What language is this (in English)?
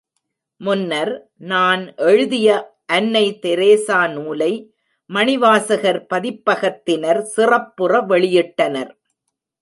Tamil